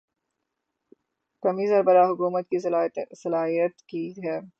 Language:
Urdu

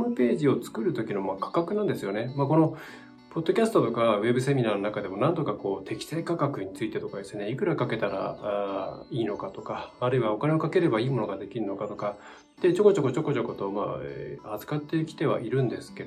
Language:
Japanese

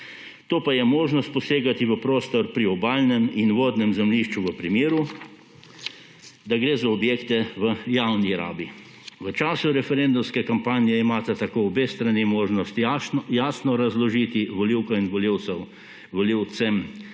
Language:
Slovenian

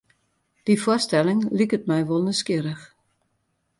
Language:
Western Frisian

